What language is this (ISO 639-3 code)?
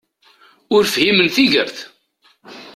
kab